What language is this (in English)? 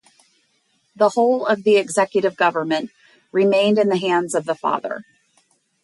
English